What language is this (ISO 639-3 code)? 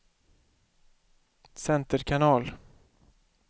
swe